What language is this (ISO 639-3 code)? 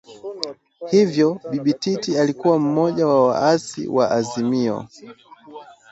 swa